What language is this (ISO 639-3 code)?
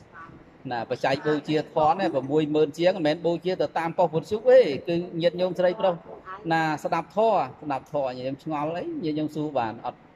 vie